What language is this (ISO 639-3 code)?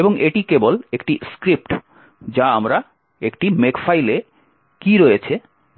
ben